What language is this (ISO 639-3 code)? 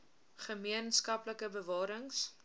afr